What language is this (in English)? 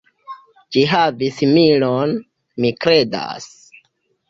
Esperanto